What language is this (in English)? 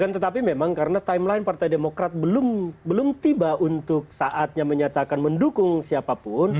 Indonesian